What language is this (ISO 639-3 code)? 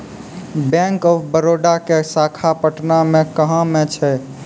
mai